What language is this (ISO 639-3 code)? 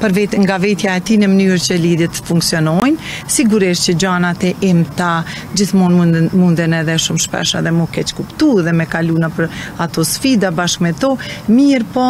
ron